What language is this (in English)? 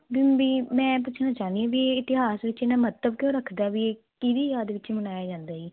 Punjabi